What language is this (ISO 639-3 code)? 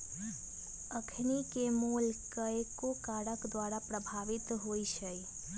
mag